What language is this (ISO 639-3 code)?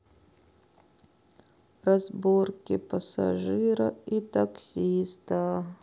rus